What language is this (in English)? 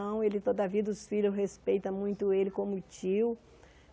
Portuguese